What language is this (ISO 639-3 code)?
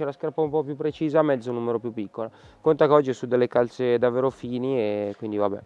ita